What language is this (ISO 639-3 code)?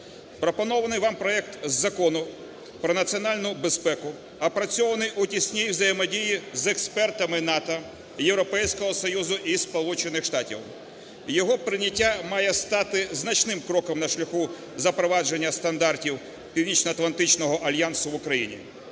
ukr